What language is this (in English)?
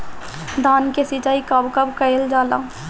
Bhojpuri